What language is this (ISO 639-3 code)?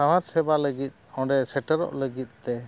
sat